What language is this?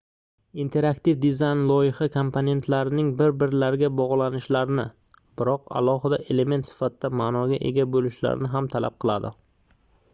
Uzbek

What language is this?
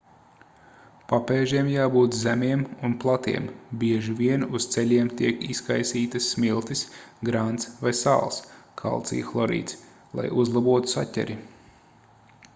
Latvian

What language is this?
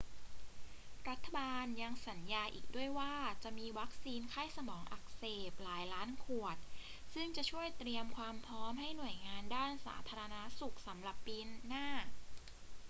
Thai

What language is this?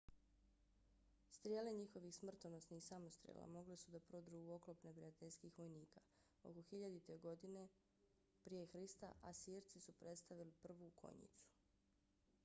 Bosnian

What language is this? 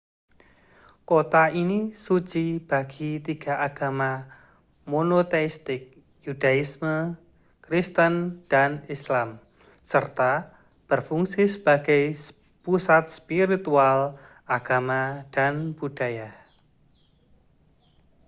Indonesian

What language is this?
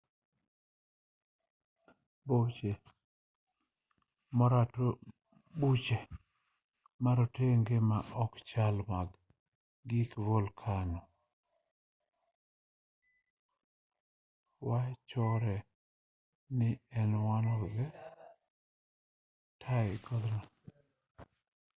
Luo (Kenya and Tanzania)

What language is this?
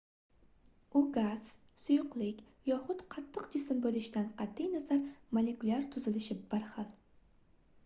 Uzbek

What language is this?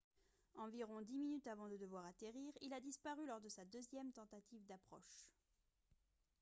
French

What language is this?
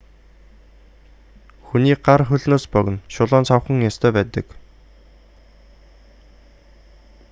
Mongolian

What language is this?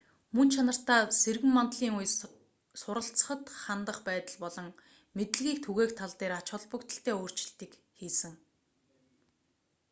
Mongolian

